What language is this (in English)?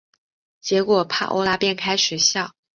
Chinese